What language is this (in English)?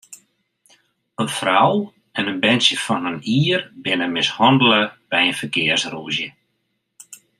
Western Frisian